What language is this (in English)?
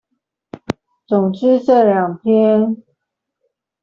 Chinese